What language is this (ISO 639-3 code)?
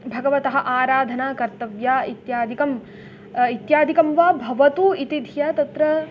san